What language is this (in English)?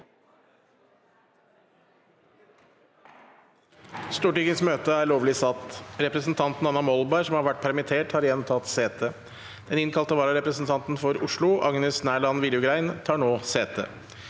Norwegian